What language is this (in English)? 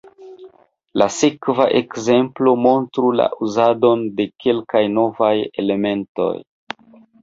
Esperanto